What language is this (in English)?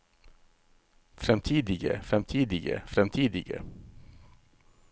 Norwegian